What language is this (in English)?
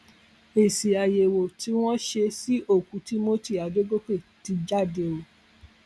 Yoruba